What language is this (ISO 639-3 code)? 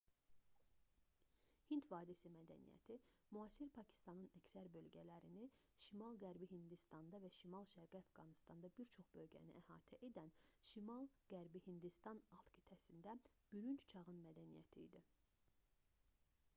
aze